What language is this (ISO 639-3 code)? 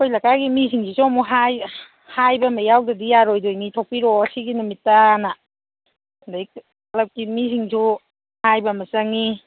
mni